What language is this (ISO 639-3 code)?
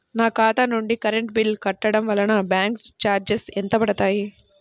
tel